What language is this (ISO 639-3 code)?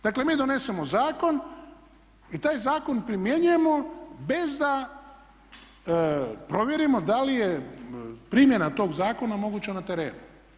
hrv